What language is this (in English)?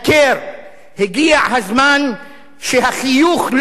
Hebrew